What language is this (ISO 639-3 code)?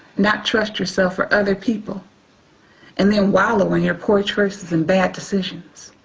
eng